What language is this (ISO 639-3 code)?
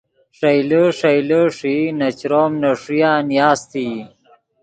ydg